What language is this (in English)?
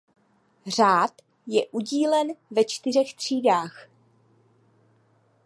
Czech